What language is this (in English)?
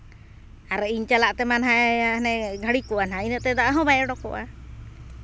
Santali